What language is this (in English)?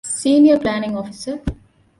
Divehi